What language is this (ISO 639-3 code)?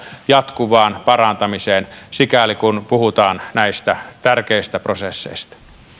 fin